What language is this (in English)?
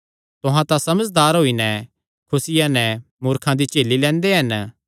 Kangri